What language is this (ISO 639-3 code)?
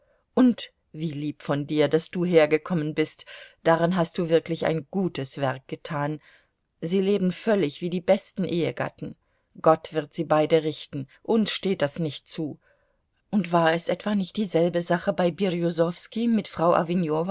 deu